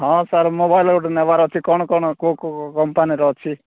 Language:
Odia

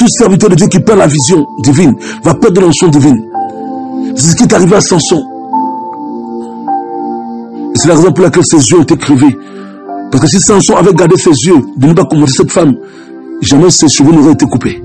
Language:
French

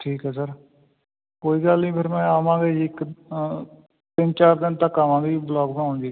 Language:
Punjabi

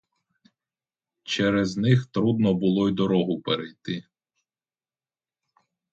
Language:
Ukrainian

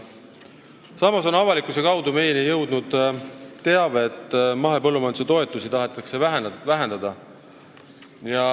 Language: Estonian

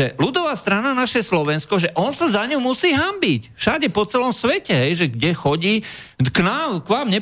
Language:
Slovak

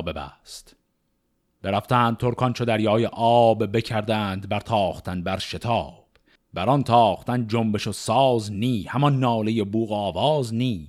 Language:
Persian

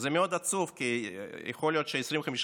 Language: Hebrew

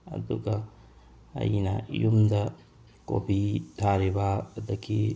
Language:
Manipuri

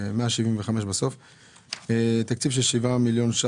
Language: Hebrew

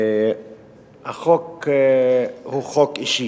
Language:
Hebrew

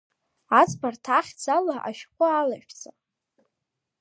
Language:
Abkhazian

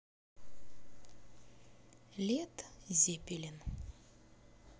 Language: Russian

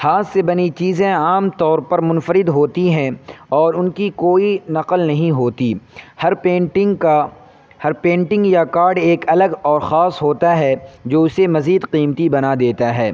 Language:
Urdu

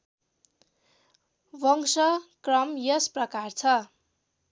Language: Nepali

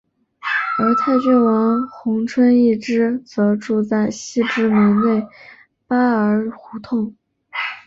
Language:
Chinese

